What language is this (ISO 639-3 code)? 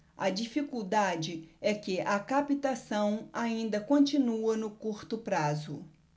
por